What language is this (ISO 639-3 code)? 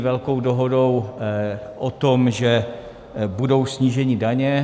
ces